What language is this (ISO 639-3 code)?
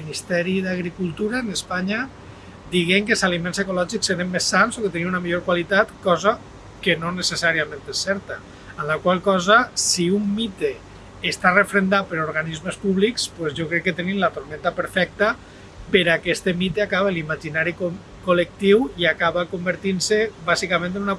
cat